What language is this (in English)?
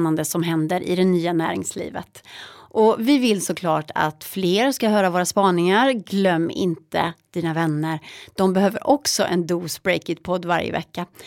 Swedish